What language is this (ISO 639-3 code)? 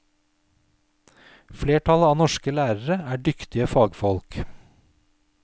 nor